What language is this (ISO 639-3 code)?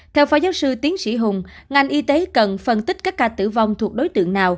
vie